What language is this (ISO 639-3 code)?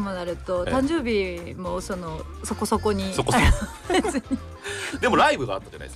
jpn